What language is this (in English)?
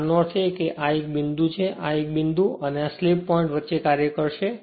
Gujarati